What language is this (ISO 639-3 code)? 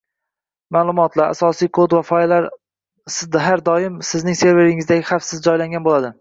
uzb